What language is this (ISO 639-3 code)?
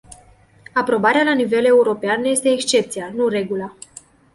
ron